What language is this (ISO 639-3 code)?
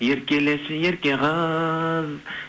kaz